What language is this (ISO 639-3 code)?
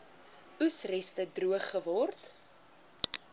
afr